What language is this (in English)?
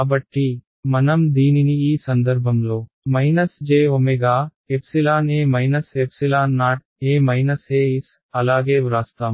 Telugu